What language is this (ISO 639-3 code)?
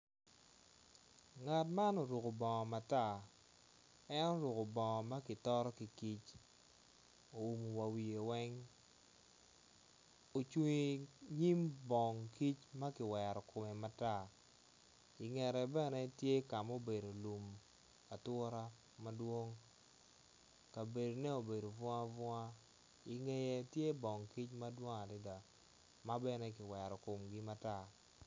ach